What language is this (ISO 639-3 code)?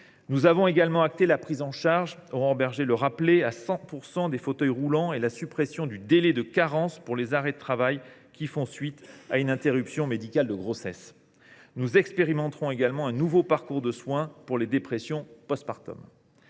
fra